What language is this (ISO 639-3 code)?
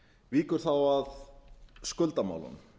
isl